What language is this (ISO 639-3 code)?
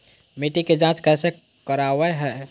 mag